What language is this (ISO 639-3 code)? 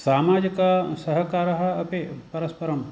san